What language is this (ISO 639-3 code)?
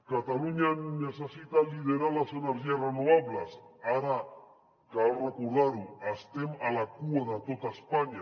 cat